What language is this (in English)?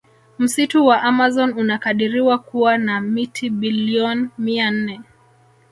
Swahili